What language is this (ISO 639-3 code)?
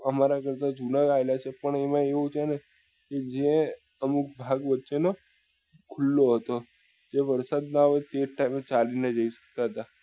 guj